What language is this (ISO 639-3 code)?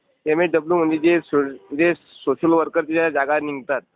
mar